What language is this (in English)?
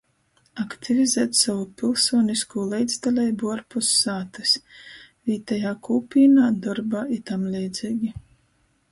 Latgalian